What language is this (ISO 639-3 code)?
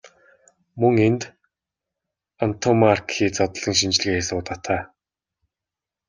mon